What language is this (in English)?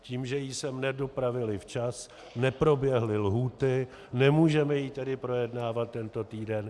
Czech